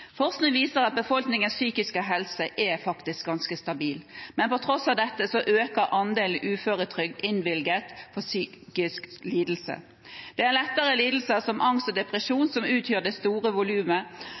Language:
Norwegian Bokmål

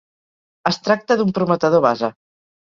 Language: Catalan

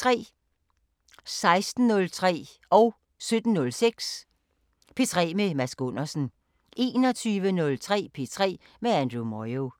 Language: Danish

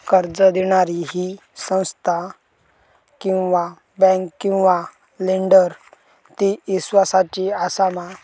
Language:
Marathi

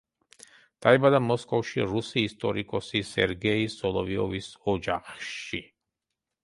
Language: Georgian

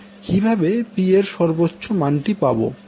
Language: Bangla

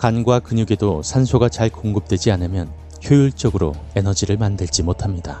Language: Korean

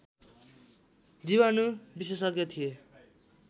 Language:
Nepali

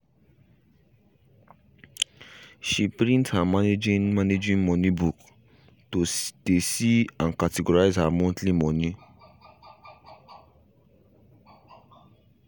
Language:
Nigerian Pidgin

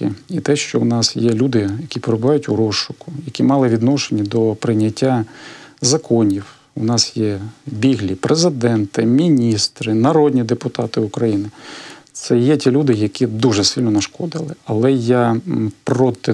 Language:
Ukrainian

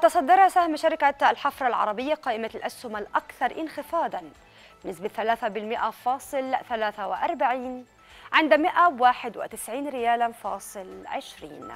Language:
Arabic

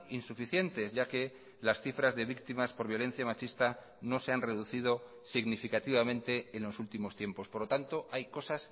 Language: Spanish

